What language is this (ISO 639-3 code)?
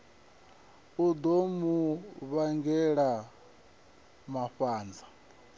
ven